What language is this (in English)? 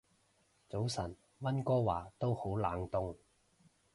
Cantonese